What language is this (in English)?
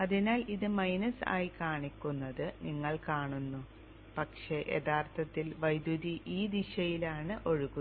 Malayalam